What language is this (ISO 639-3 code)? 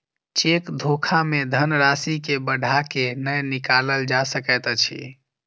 mai